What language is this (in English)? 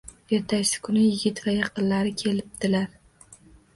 Uzbek